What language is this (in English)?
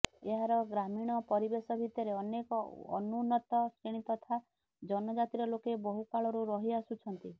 Odia